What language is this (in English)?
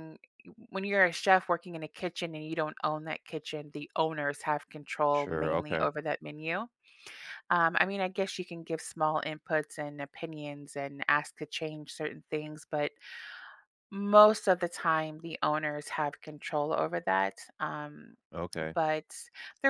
English